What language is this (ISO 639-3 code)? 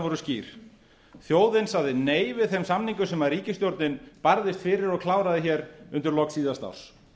isl